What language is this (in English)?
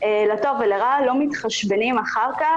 Hebrew